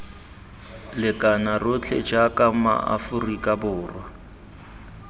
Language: Tswana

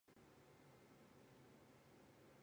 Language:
Chinese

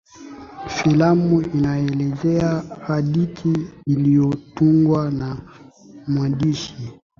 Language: Swahili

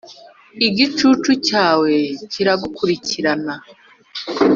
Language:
Kinyarwanda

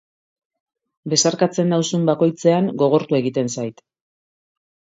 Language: Basque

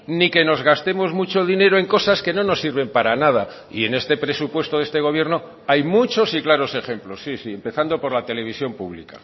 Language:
Spanish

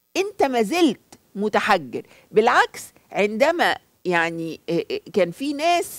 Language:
Arabic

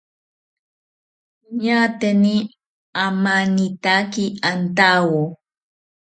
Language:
South Ucayali Ashéninka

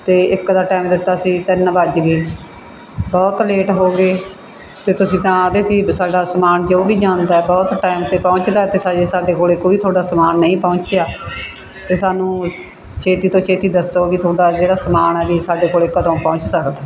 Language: Punjabi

